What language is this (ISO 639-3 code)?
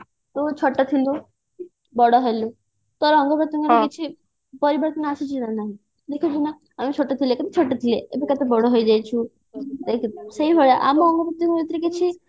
ori